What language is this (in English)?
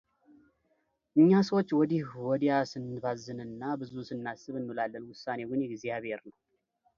Amharic